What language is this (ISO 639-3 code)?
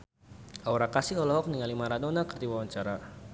sun